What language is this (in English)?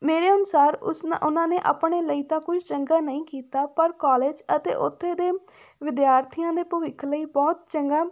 Punjabi